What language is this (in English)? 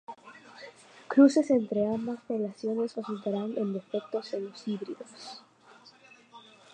Spanish